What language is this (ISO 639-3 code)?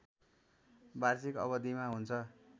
nep